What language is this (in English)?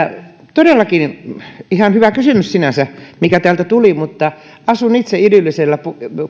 Finnish